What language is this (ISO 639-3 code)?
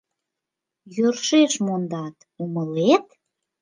chm